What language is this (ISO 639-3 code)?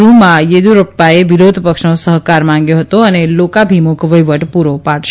guj